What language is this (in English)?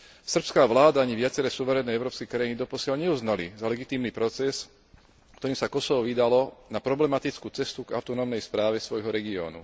Slovak